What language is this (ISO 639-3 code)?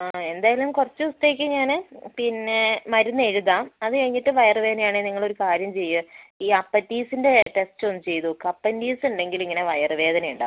mal